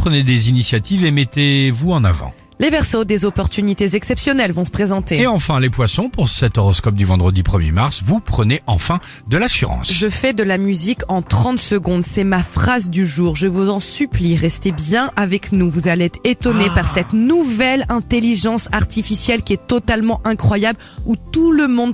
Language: French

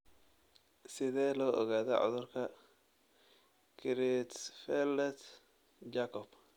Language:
Somali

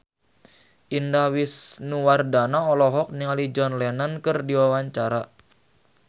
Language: Sundanese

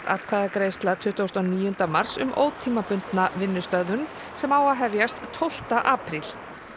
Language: Icelandic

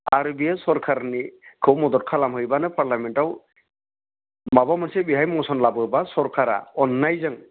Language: Bodo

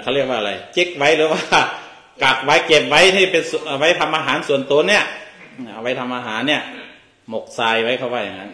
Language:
Thai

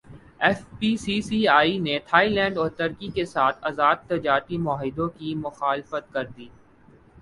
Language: Urdu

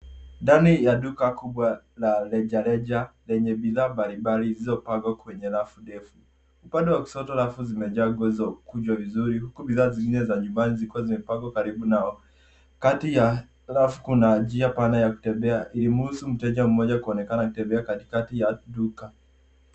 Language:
Swahili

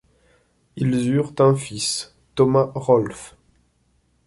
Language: French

